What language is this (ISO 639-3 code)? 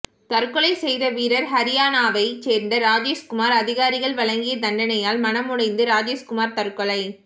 tam